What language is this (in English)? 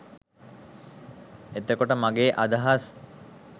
Sinhala